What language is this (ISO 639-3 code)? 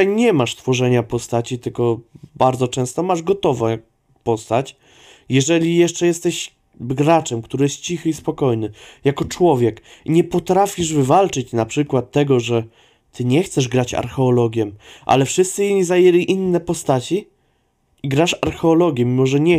pol